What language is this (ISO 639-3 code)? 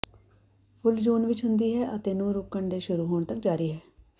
pan